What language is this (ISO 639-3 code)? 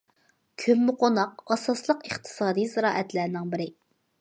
uig